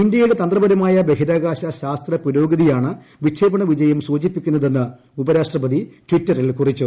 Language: Malayalam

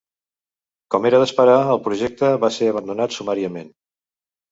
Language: Catalan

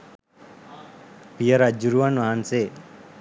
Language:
Sinhala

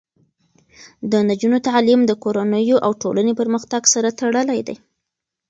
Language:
Pashto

